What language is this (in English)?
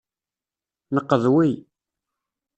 Kabyle